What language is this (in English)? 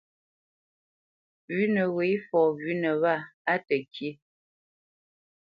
Bamenyam